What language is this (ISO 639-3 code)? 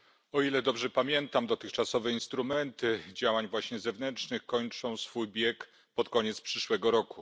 pol